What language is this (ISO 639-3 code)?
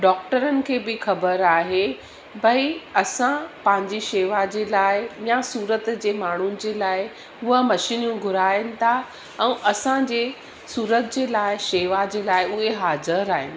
snd